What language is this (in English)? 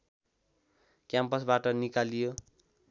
Nepali